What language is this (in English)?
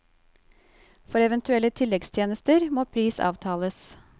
Norwegian